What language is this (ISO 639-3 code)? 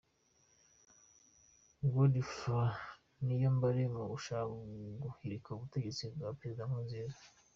kin